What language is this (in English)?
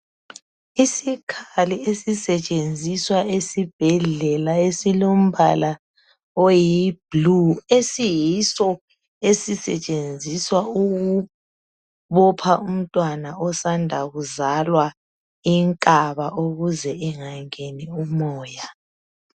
North Ndebele